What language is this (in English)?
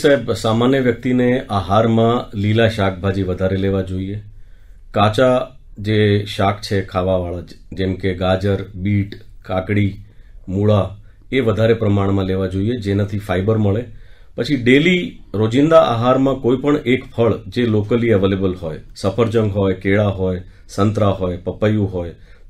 Gujarati